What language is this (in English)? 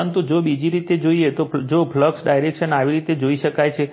Gujarati